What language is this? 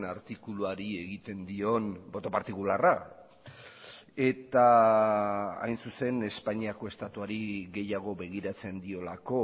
Basque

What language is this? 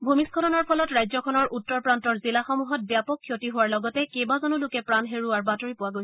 Assamese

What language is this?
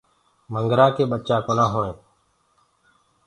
Gurgula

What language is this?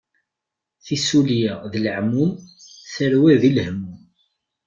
Kabyle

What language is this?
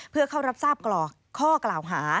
Thai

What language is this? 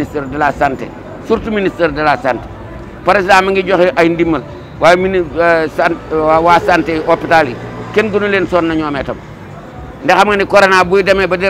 Indonesian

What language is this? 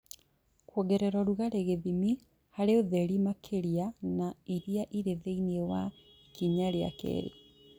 Kikuyu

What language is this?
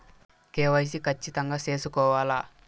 Telugu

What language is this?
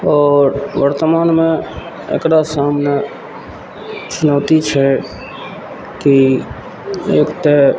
Maithili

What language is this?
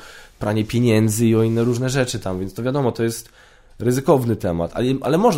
Polish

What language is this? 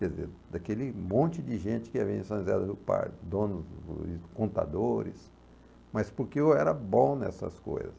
Portuguese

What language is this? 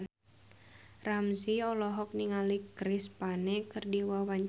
Sundanese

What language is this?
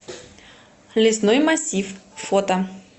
Russian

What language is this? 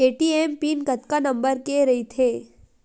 Chhattisgarhi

